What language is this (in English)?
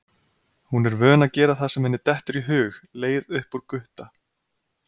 Icelandic